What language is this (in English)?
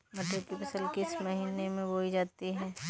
Hindi